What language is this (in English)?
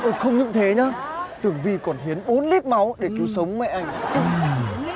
Vietnamese